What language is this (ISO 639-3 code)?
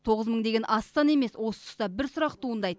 kaz